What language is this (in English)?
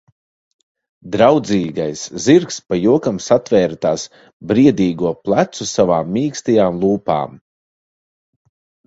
Latvian